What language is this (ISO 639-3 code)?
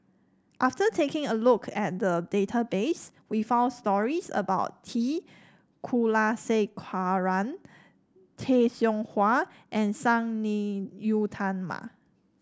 eng